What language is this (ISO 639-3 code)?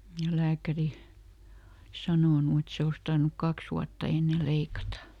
fin